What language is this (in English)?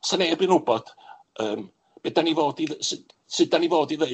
Welsh